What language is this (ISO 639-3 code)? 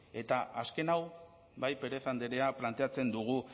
eus